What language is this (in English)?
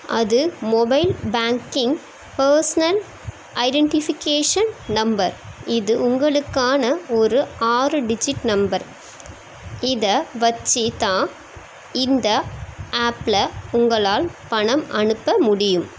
Tamil